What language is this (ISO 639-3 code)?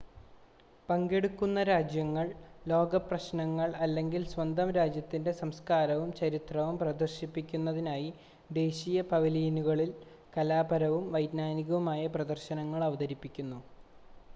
mal